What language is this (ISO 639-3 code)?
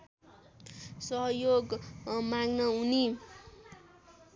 nep